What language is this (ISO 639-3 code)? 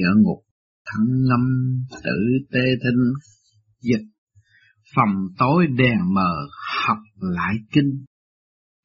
vie